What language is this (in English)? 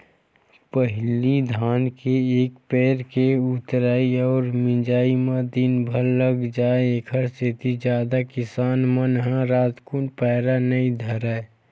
Chhattisgarhi